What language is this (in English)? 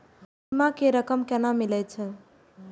Maithili